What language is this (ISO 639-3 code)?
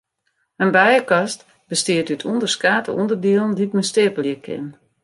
fry